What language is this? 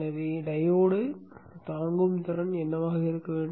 Tamil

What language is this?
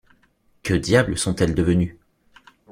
French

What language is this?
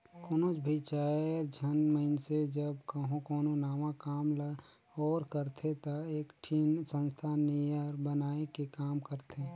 Chhattisgarhi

